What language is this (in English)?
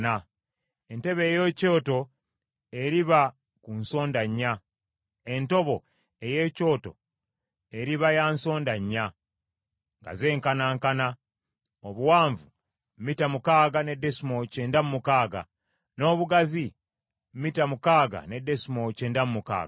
Ganda